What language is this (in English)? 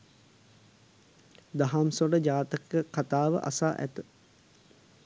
Sinhala